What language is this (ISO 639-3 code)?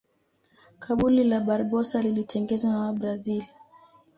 swa